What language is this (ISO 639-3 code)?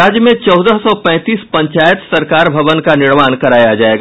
hin